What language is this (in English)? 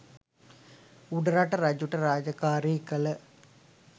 Sinhala